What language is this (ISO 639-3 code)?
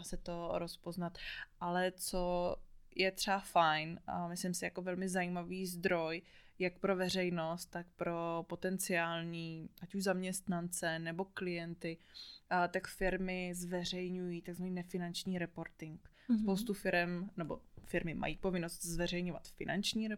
ces